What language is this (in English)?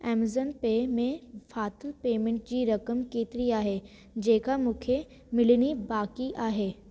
Sindhi